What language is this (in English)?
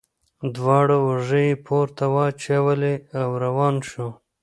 Pashto